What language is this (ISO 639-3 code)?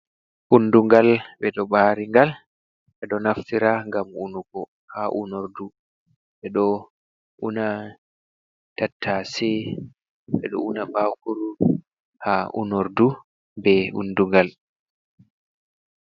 ful